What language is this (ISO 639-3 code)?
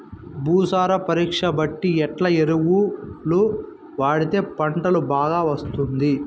tel